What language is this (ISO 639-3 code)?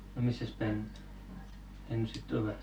fin